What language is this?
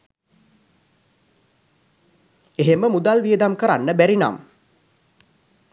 Sinhala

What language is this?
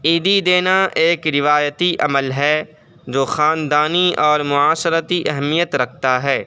Urdu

